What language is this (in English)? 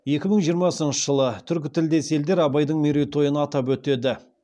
Kazakh